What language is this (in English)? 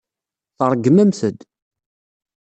Kabyle